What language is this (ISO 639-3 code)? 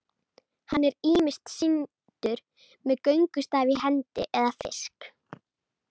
isl